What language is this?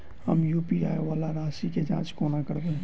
Maithili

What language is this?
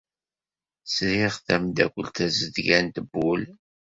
Kabyle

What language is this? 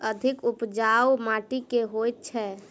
Maithili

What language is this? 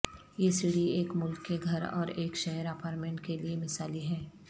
Urdu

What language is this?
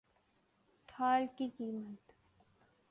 Urdu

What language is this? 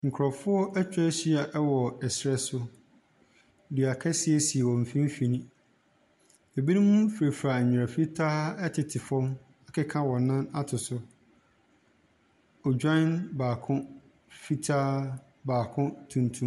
Akan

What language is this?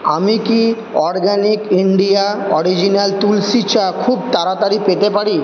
Bangla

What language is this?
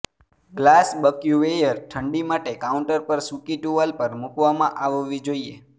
Gujarati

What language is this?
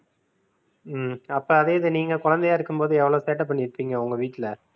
Tamil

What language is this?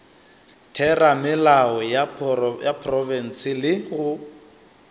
Northern Sotho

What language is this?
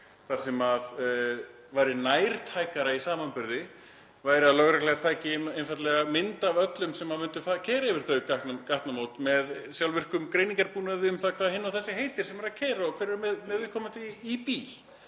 Icelandic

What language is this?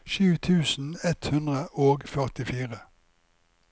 Norwegian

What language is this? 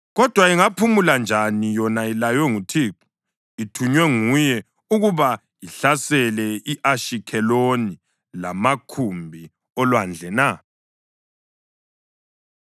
North Ndebele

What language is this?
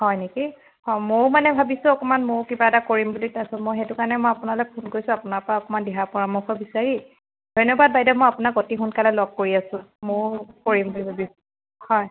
Assamese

